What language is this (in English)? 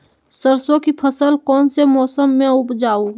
Magahi